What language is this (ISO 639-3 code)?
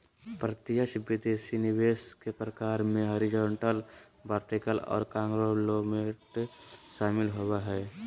mag